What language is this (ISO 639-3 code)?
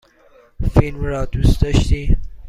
fas